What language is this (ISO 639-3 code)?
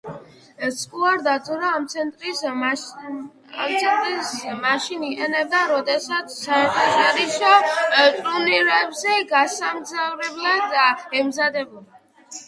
kat